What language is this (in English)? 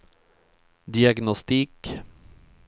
Swedish